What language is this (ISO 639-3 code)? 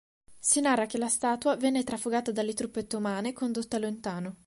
ita